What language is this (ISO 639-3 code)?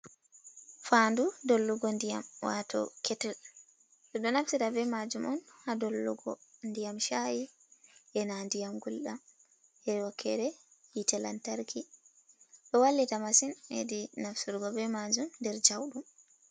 ful